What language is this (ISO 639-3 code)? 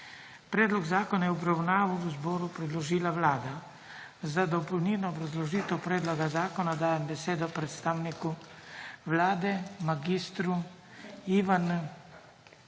slv